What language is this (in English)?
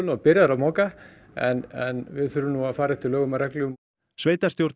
Icelandic